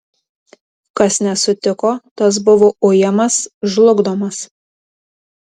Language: Lithuanian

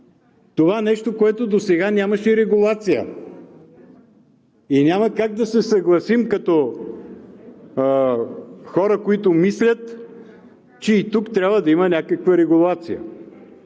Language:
Bulgarian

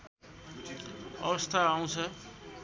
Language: Nepali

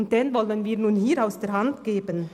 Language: Swiss German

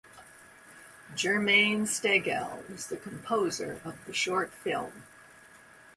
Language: English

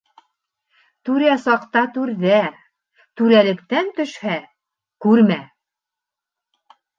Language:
Bashkir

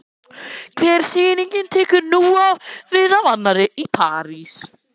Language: Icelandic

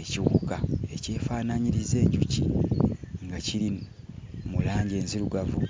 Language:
Ganda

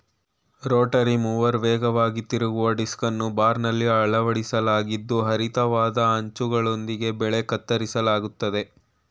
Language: Kannada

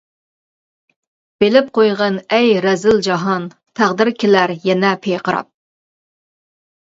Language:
Uyghur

